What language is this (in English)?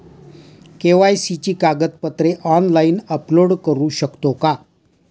Marathi